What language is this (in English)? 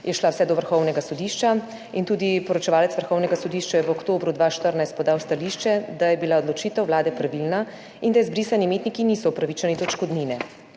Slovenian